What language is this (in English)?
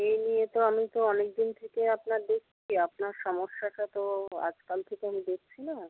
Bangla